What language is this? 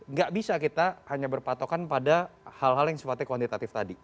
Indonesian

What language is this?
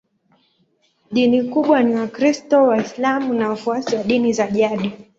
Swahili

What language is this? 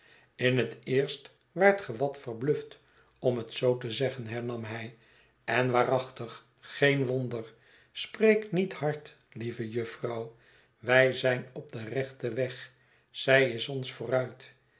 Dutch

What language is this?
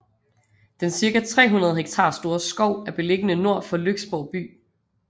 Danish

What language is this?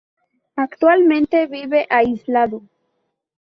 Spanish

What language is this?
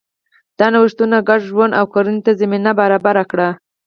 Pashto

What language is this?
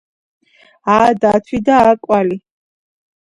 Georgian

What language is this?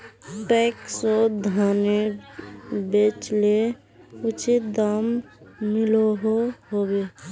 Magahi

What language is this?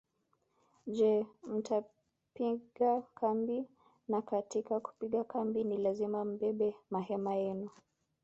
Swahili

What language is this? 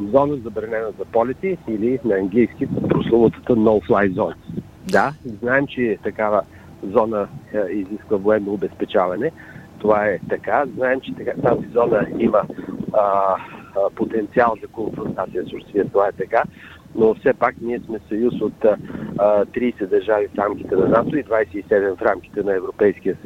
Bulgarian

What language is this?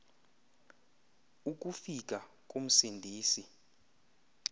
Xhosa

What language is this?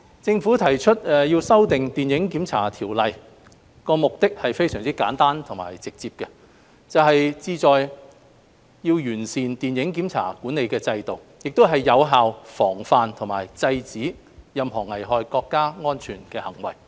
Cantonese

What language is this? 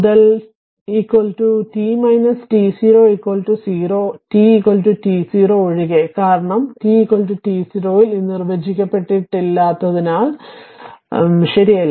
Malayalam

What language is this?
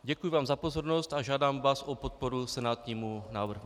Czech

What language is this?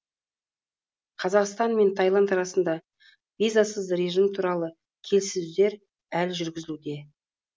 Kazakh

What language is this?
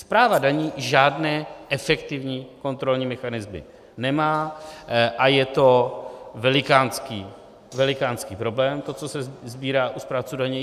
Czech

